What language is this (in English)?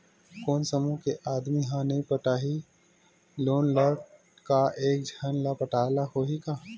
Chhattisgarhi